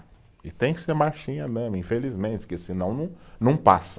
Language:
Portuguese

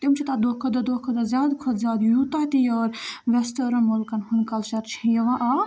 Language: Kashmiri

